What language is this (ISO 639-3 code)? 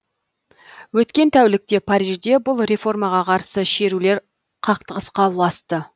kaz